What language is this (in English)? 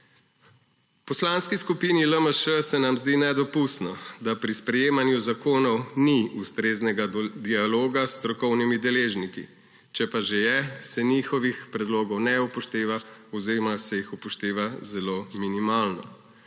Slovenian